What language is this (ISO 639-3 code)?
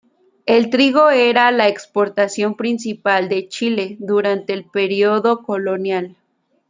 spa